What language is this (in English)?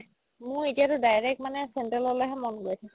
Assamese